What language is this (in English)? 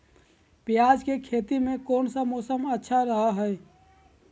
Magahi